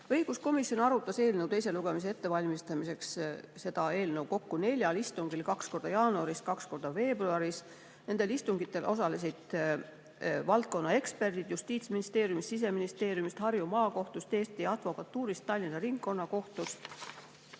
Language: Estonian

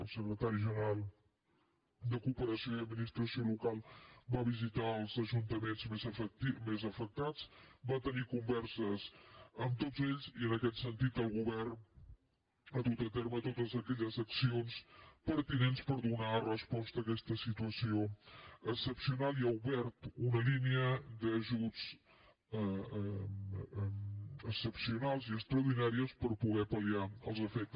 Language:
Catalan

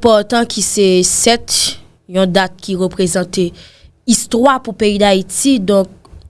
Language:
French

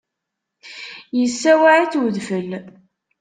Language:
Kabyle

